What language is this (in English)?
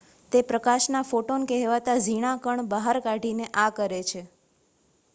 Gujarati